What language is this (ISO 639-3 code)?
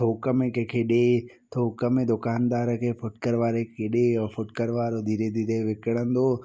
snd